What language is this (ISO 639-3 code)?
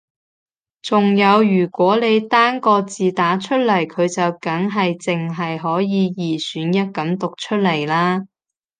yue